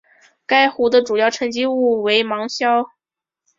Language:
Chinese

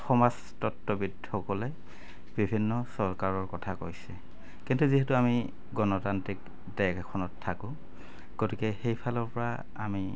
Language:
Assamese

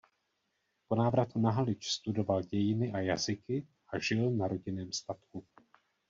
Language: Czech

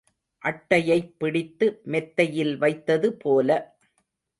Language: Tamil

